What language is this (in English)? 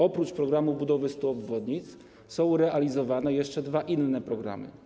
Polish